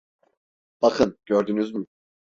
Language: Turkish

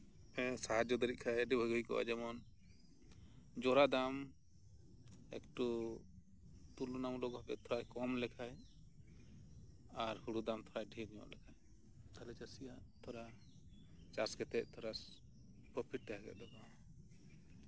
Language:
Santali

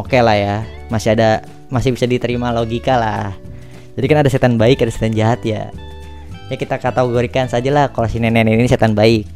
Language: Indonesian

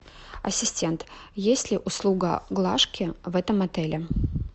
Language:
Russian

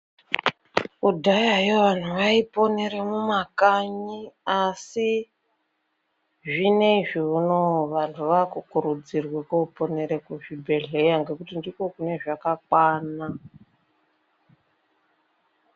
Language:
Ndau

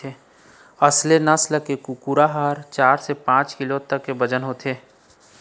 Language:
Chhattisgarhi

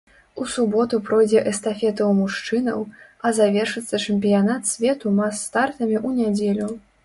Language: Belarusian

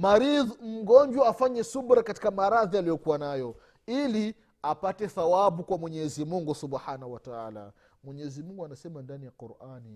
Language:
Swahili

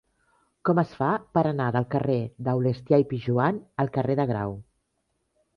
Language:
Catalan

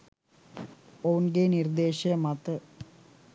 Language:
Sinhala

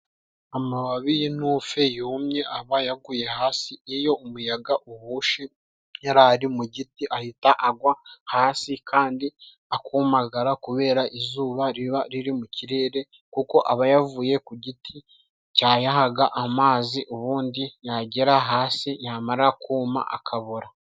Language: Kinyarwanda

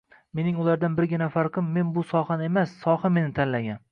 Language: Uzbek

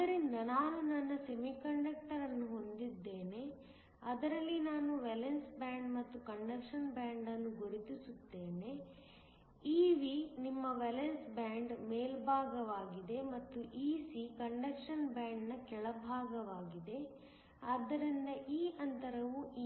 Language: Kannada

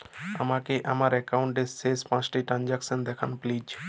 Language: Bangla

